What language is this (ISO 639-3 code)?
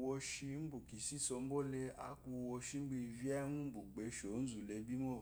afo